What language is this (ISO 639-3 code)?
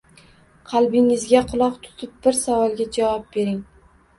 uzb